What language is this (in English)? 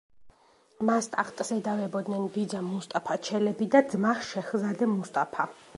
Georgian